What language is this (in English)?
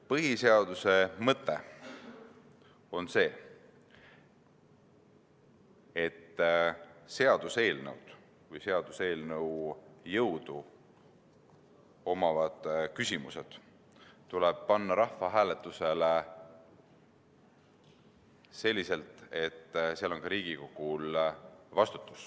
Estonian